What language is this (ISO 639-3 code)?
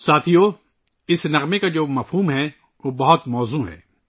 urd